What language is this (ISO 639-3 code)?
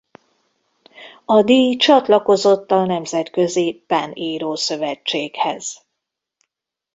hun